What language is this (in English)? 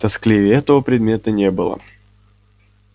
Russian